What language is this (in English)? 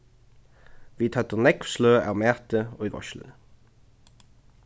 Faroese